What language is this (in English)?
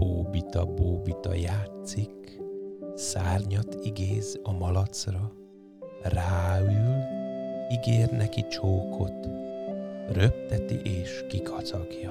Hungarian